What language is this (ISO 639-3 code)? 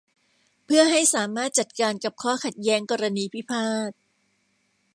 tha